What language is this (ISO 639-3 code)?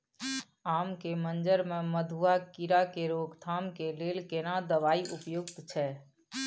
mai